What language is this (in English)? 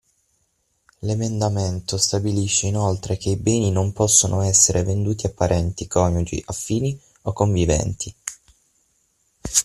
Italian